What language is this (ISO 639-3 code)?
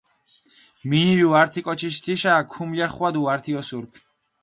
xmf